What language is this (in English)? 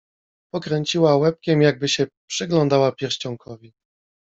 Polish